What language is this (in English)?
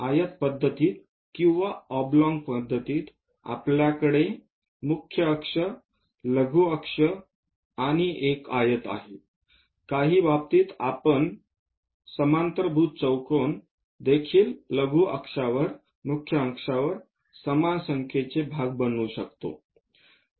Marathi